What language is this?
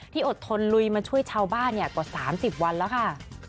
Thai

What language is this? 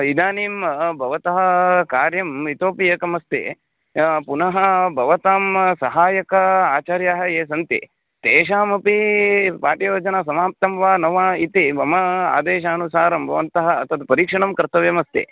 Sanskrit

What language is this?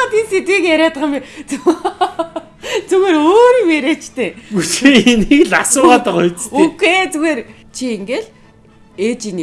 German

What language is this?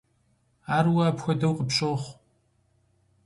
Kabardian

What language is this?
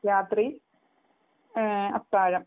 Malayalam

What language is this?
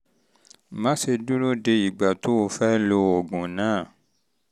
Yoruba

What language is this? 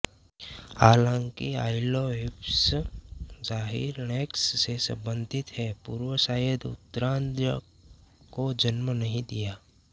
Hindi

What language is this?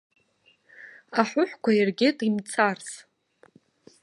Abkhazian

